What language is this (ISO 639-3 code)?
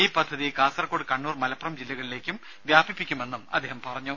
mal